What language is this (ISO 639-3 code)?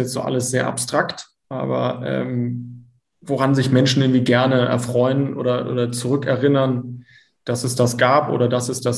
deu